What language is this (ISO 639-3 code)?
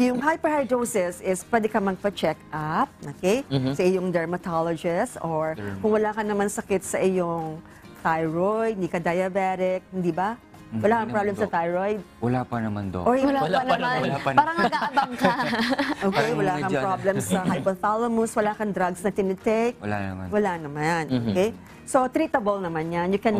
fil